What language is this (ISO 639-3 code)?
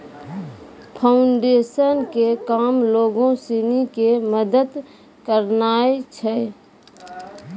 mai